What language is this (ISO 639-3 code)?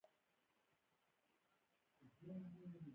pus